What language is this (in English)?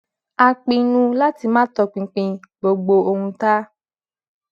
Yoruba